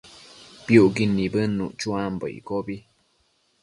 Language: Matsés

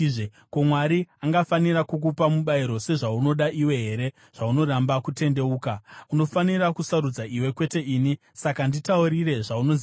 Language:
Shona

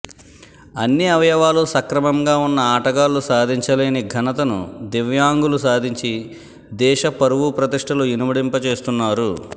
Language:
Telugu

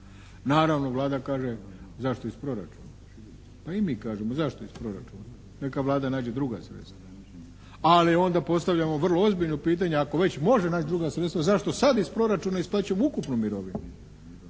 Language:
Croatian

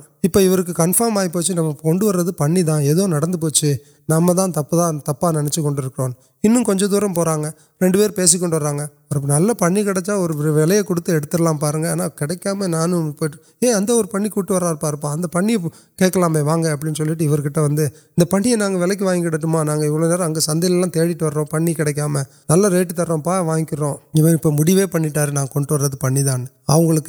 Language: Urdu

